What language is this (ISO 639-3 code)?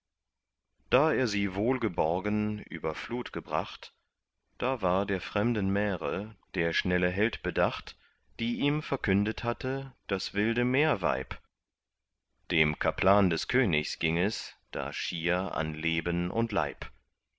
deu